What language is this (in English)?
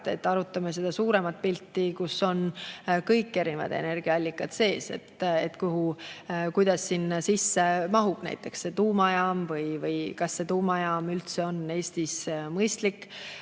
Estonian